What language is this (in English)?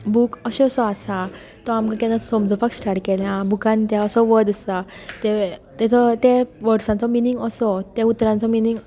Konkani